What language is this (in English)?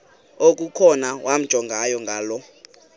Xhosa